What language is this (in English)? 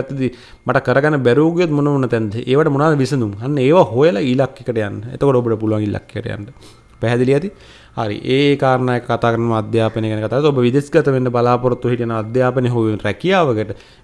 Indonesian